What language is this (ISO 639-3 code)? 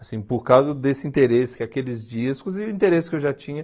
por